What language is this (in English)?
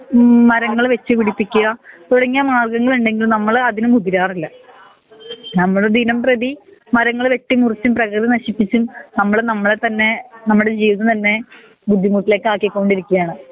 Malayalam